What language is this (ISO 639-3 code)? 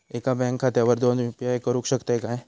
mar